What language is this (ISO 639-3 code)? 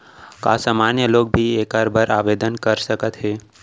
hne